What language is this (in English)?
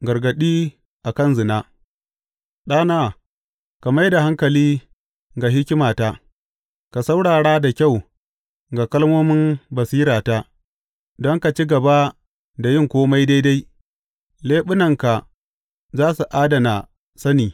Hausa